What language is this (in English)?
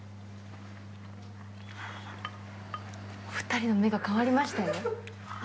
Japanese